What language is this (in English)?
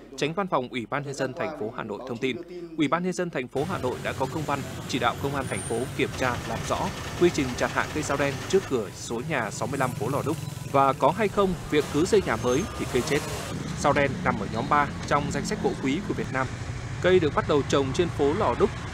Vietnamese